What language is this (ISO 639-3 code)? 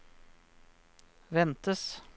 nor